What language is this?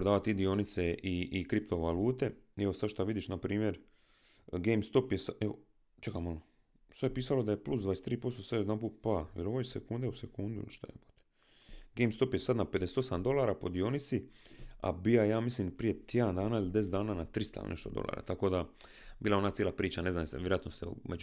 Croatian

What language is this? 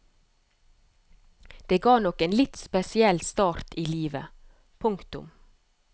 Norwegian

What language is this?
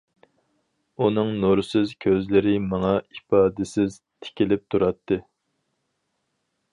Uyghur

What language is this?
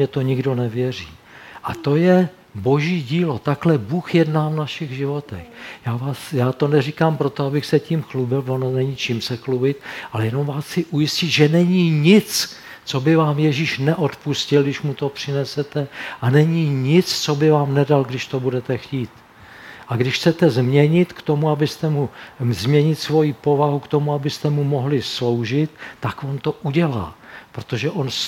Czech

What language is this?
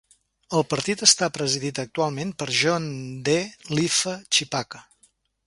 Catalan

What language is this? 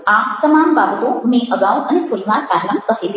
Gujarati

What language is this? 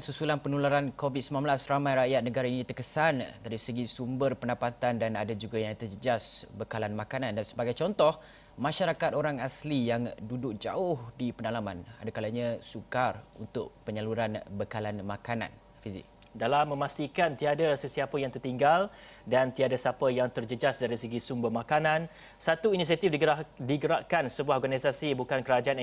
Malay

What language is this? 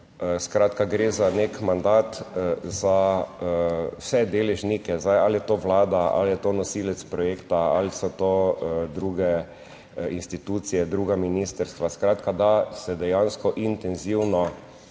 Slovenian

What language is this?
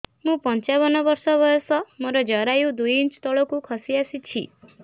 Odia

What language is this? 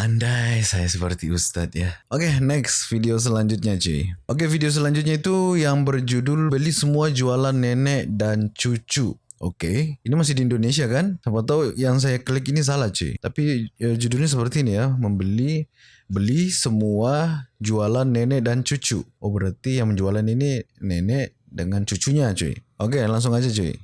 Indonesian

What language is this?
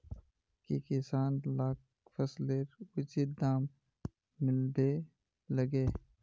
Magahi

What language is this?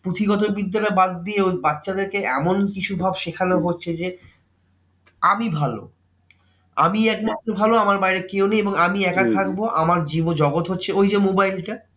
Bangla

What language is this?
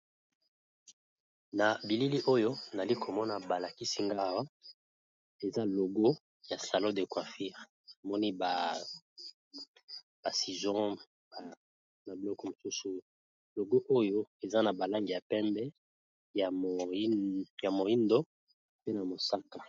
Lingala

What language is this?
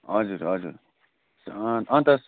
Nepali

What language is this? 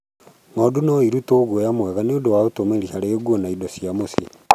Kikuyu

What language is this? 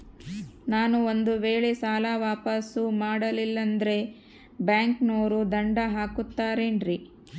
Kannada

